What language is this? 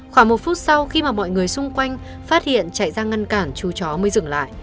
Vietnamese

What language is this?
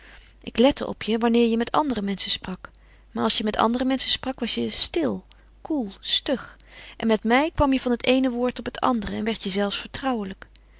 Dutch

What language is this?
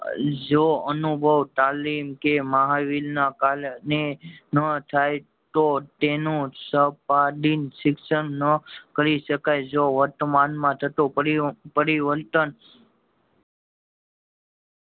Gujarati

